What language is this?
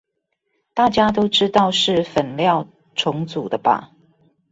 Chinese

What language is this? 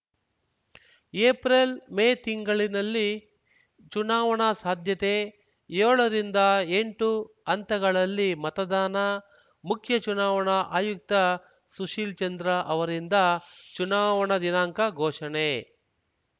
Kannada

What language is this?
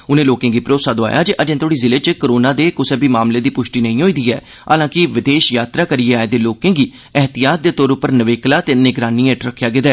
Dogri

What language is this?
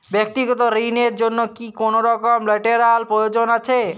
Bangla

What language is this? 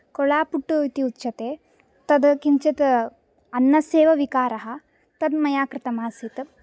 Sanskrit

